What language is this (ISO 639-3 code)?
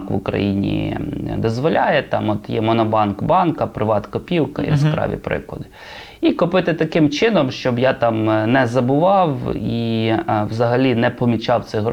ukr